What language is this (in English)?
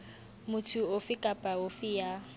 Southern Sotho